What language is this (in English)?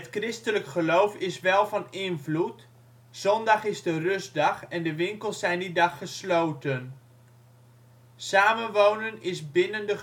Dutch